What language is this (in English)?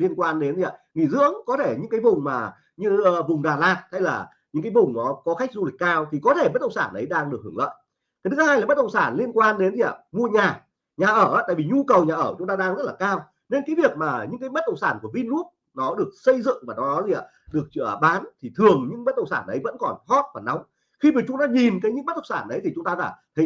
Vietnamese